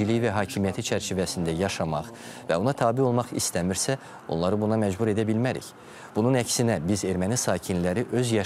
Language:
Turkish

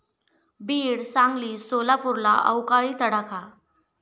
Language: Marathi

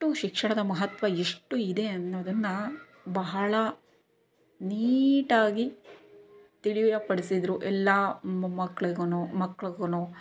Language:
Kannada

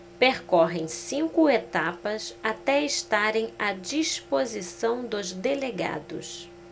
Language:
Portuguese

